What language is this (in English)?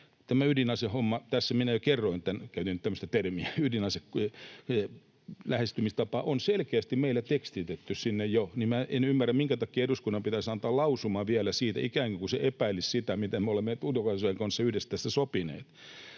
Finnish